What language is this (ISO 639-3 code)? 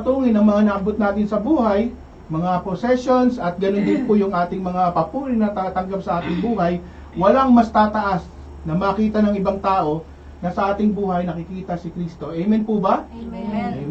fil